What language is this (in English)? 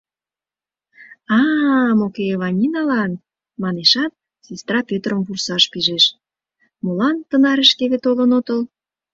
Mari